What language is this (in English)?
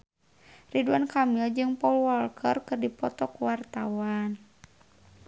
Sundanese